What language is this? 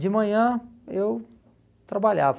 Portuguese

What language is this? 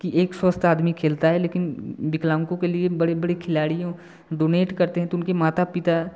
Hindi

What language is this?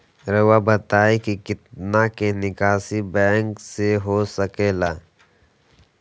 Magahi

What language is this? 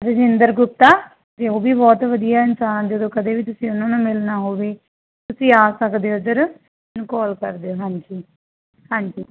Punjabi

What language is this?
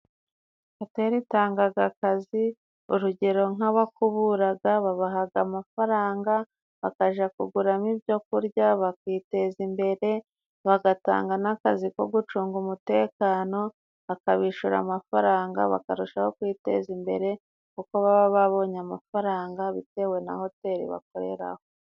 Kinyarwanda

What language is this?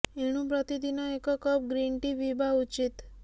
Odia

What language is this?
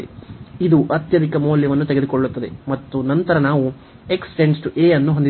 Kannada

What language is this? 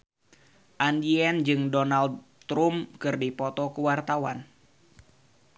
Sundanese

